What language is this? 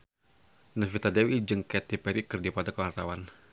Sundanese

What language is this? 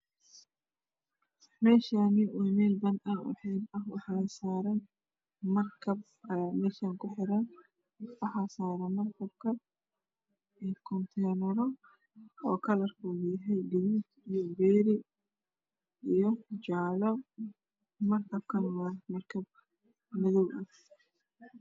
Somali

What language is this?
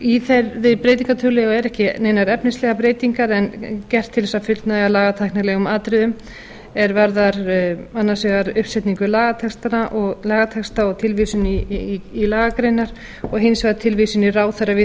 Icelandic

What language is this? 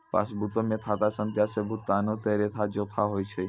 Maithili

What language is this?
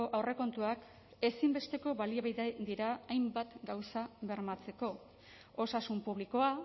Basque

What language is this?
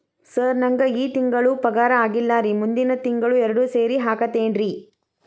Kannada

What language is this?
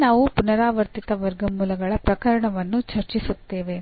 Kannada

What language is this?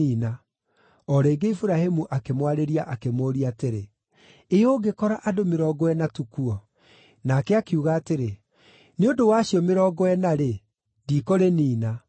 Kikuyu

